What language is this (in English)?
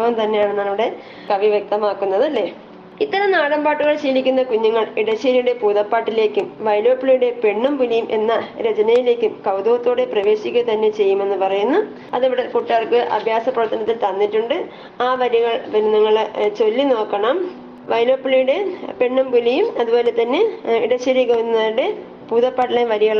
Malayalam